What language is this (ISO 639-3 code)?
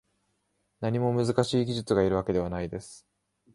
jpn